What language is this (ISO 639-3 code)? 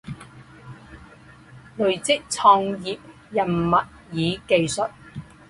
zho